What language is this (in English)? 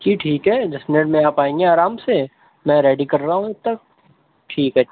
Urdu